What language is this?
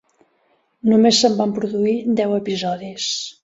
Catalan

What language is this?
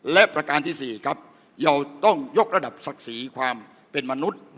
Thai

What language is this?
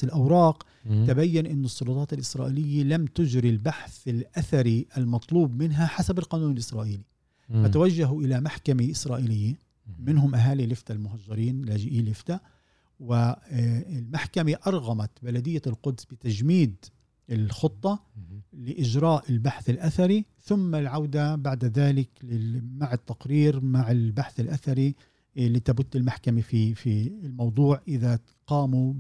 Arabic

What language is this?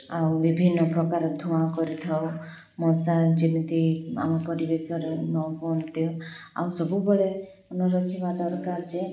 Odia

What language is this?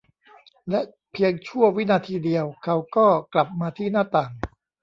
Thai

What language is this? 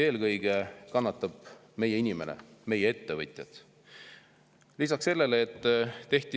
Estonian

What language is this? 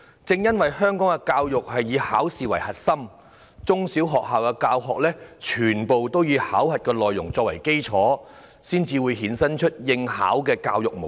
Cantonese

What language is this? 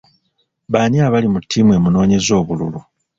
Ganda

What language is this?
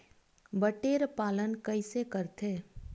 Chhattisgarhi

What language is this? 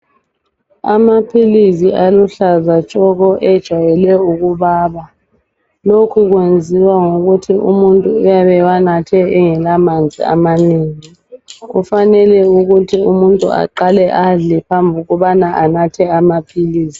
North Ndebele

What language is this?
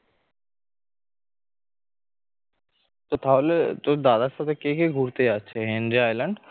Bangla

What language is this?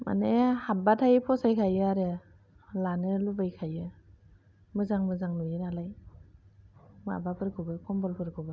Bodo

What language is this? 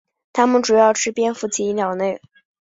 Chinese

